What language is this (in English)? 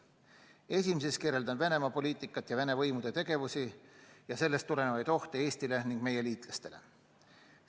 Estonian